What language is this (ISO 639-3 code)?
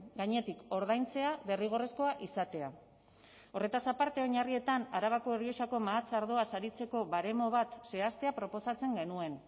eus